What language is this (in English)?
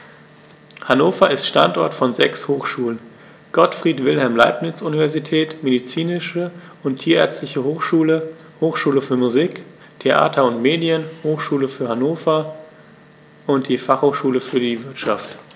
German